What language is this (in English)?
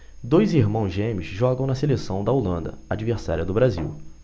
Portuguese